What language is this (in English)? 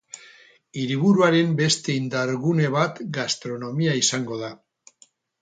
Basque